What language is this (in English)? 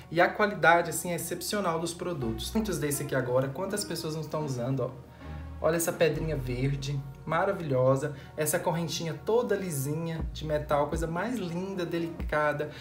Portuguese